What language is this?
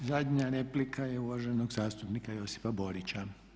Croatian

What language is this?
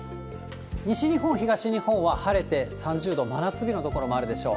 Japanese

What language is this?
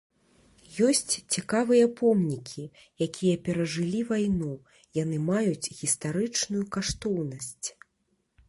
Belarusian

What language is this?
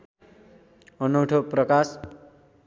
Nepali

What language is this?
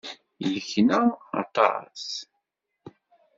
Kabyle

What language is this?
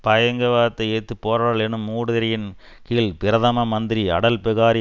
Tamil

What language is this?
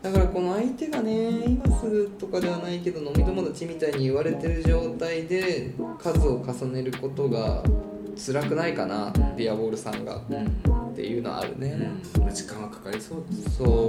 Japanese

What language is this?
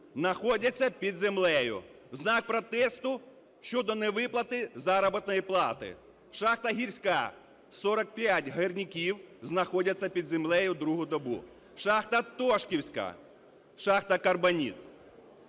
Ukrainian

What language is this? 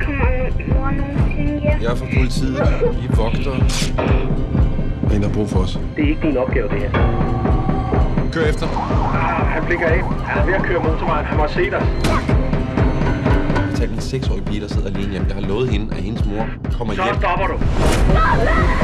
Danish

